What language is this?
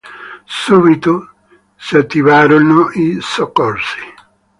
Italian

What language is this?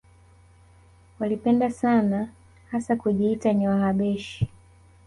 Swahili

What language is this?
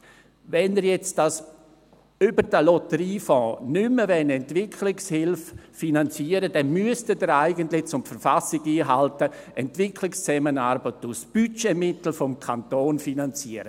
Swiss German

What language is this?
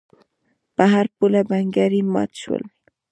Pashto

